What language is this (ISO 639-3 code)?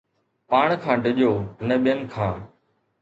snd